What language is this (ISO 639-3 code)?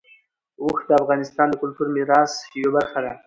pus